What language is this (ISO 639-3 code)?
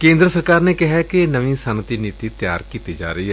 pan